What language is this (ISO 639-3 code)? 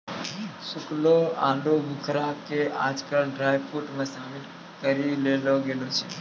mai